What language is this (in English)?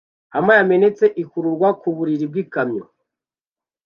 Kinyarwanda